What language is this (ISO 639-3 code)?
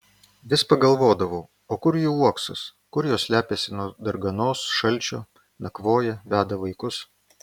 lit